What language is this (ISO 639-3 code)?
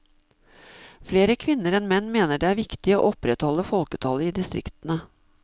nor